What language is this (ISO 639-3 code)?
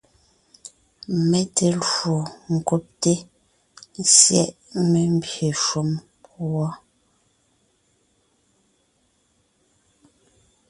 nnh